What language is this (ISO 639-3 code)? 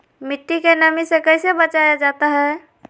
mag